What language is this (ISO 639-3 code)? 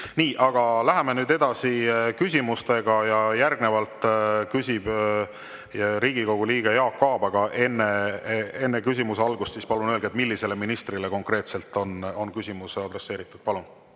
est